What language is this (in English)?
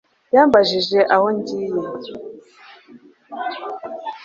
Kinyarwanda